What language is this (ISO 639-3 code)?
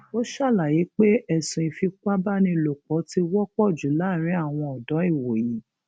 yor